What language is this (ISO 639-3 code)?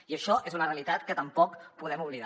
cat